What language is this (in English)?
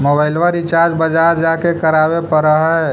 Magahi